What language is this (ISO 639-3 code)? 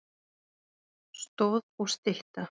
isl